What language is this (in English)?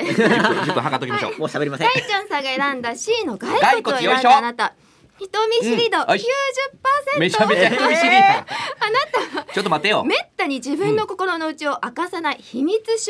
Japanese